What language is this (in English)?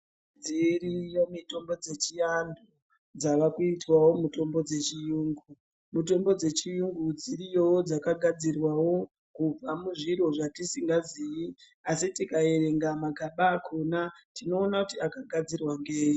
Ndau